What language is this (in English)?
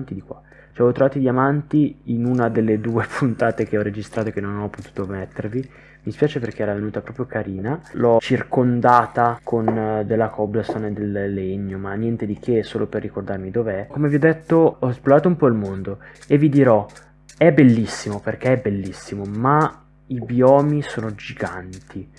Italian